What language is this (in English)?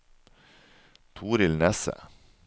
Norwegian